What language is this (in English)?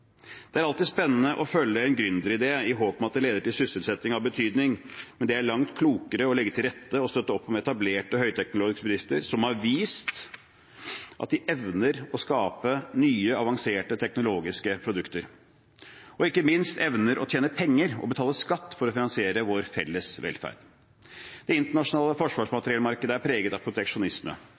Norwegian Bokmål